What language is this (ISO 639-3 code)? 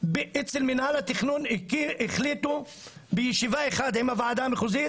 heb